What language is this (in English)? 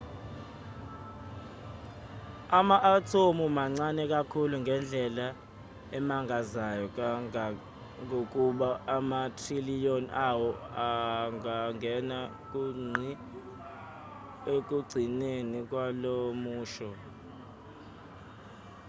Zulu